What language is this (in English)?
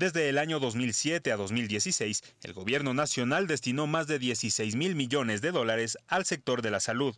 Spanish